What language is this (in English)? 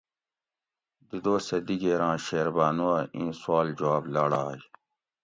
Gawri